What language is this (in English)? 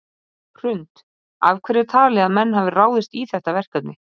Icelandic